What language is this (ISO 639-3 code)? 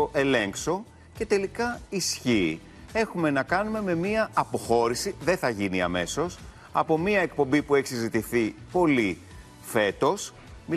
ell